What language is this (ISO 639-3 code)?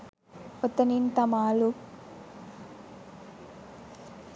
sin